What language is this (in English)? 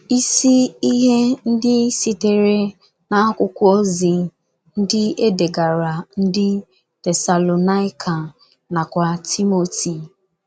Igbo